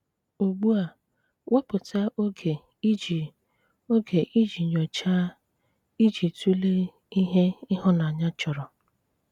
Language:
Igbo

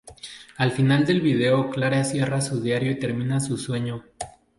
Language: Spanish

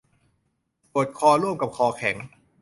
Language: Thai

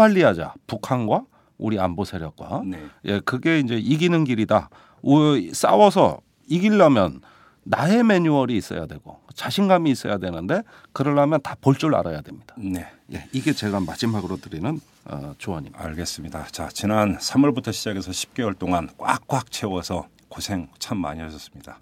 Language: Korean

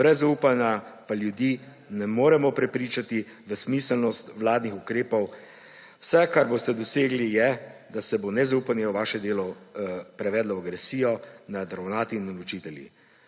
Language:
Slovenian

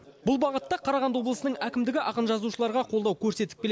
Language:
Kazakh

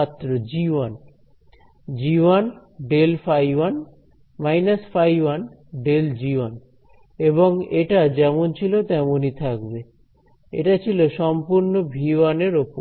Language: Bangla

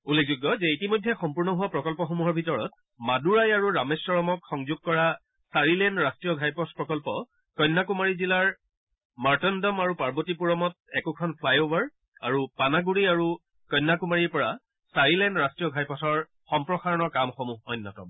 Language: Assamese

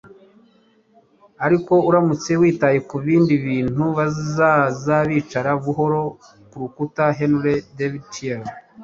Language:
Kinyarwanda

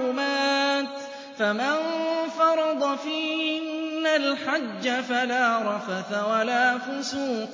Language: Arabic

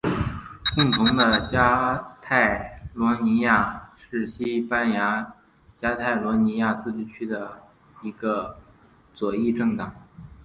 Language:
Chinese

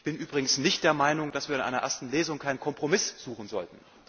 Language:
German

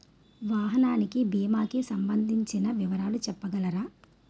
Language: Telugu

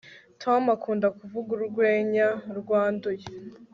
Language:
Kinyarwanda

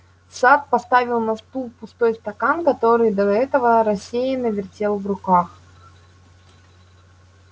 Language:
Russian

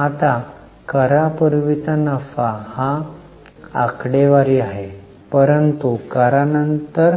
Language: Marathi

